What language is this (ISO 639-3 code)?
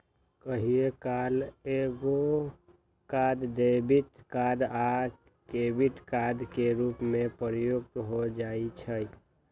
mag